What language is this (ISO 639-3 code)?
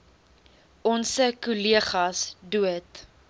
afr